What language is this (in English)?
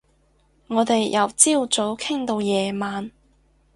Cantonese